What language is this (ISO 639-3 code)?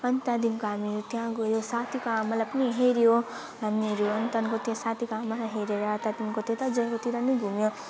nep